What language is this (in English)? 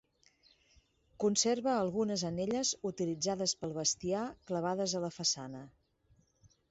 Catalan